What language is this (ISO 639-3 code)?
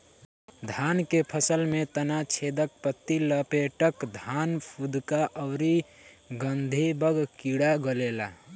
bho